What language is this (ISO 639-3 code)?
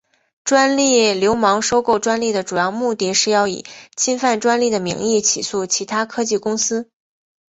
zho